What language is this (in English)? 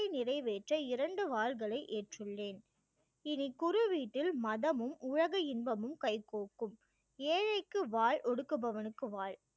Tamil